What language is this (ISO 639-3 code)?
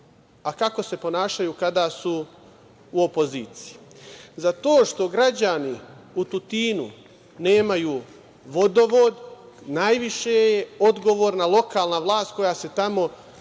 srp